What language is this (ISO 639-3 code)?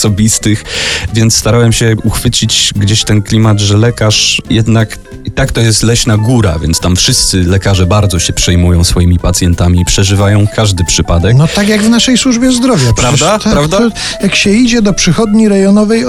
pol